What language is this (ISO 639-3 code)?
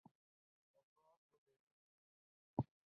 urd